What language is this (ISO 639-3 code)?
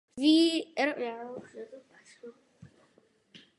ces